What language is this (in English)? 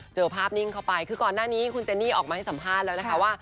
Thai